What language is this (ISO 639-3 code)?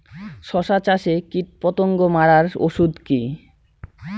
ben